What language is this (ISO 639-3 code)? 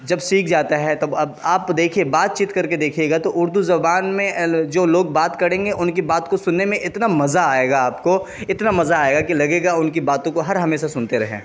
urd